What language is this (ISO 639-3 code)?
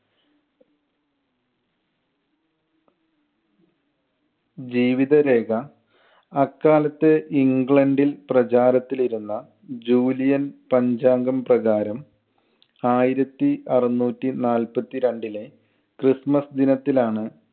mal